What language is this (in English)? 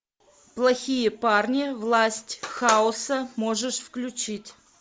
Russian